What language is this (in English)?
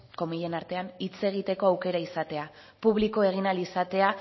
Basque